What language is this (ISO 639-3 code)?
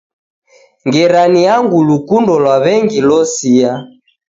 dav